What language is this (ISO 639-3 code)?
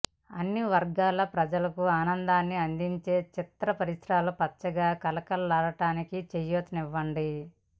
tel